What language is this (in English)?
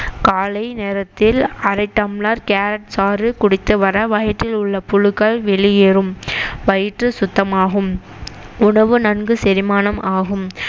Tamil